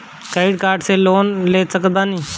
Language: Bhojpuri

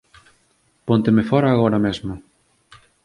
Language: Galician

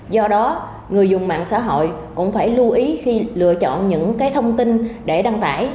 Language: Vietnamese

